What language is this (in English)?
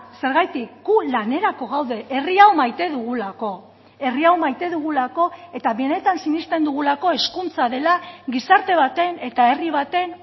Basque